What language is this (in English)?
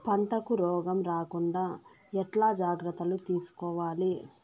Telugu